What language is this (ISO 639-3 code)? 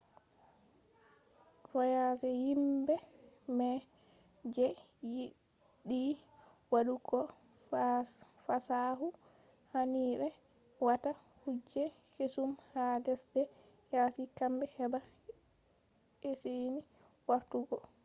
ful